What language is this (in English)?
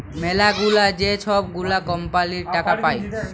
Bangla